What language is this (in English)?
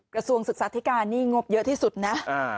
Thai